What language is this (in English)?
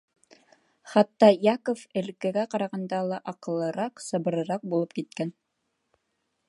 Bashkir